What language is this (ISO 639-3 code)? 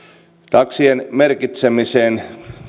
fin